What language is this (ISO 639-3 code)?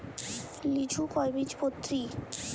ben